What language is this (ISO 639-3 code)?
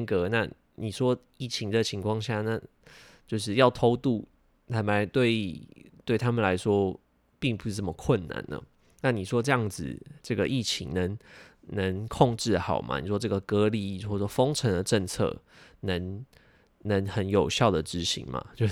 zho